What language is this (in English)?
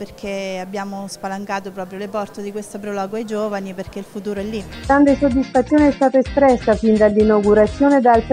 Italian